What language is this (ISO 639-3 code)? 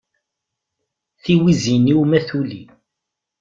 kab